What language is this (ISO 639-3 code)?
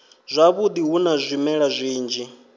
ven